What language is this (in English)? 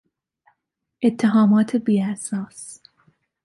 Persian